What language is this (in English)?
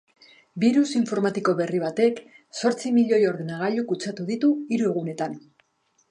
Basque